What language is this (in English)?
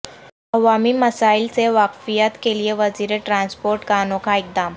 Urdu